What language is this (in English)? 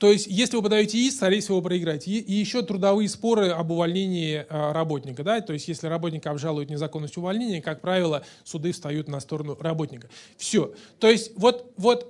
Russian